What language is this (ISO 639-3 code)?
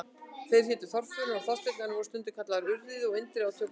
isl